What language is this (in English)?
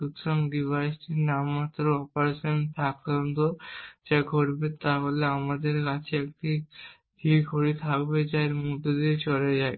Bangla